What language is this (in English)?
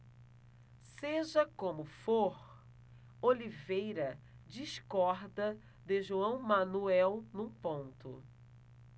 Portuguese